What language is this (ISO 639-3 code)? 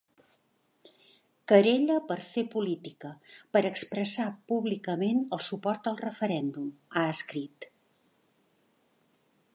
cat